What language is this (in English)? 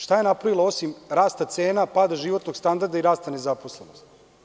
Serbian